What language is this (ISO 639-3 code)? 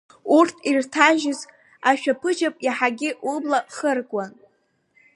abk